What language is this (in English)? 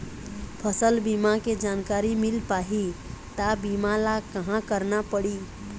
Chhattisgarhi